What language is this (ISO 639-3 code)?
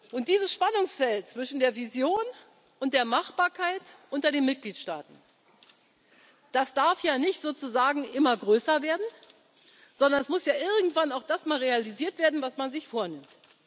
deu